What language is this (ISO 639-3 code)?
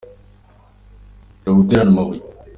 kin